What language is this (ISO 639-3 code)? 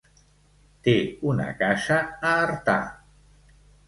cat